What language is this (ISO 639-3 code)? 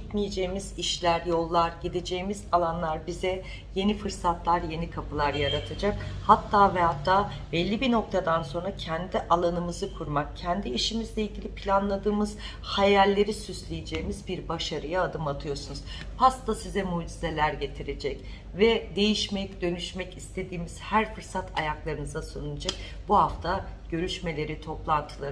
tur